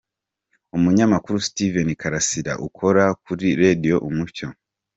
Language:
Kinyarwanda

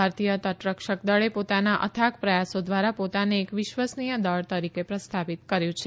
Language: Gujarati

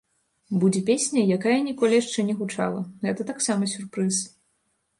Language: Belarusian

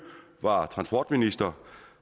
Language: Danish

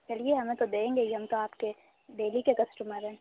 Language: Urdu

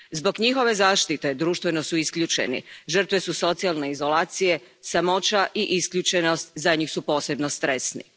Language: Croatian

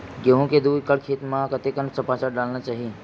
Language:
Chhattisgarhi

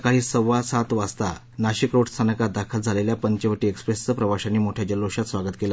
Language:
Marathi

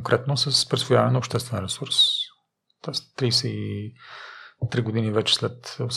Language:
Bulgarian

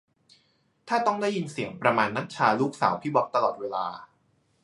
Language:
Thai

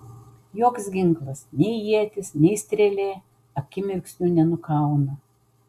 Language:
Lithuanian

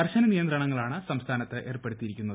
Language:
Malayalam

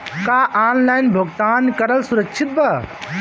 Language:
Bhojpuri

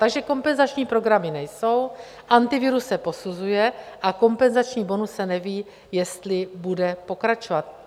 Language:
Czech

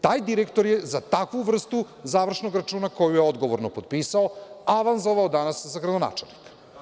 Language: Serbian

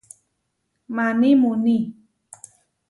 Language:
Huarijio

